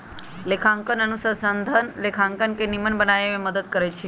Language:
Magahi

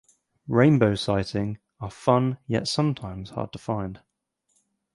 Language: English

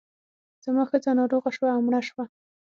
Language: Pashto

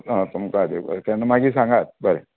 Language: Konkani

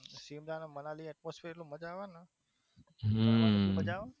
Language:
Gujarati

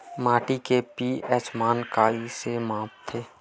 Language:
Chhattisgarhi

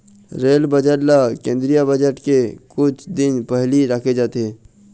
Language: Chhattisgarhi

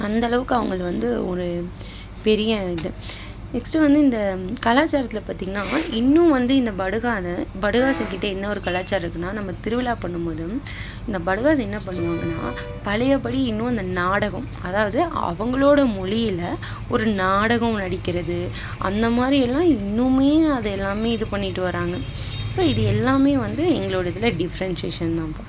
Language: Tamil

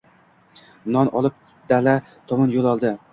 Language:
Uzbek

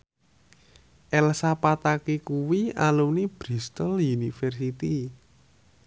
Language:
Javanese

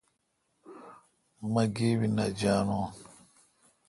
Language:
Kalkoti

